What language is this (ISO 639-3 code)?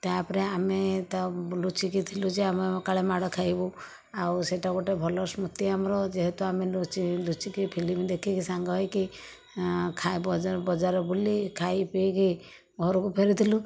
ori